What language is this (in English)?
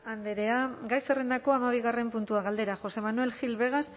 Basque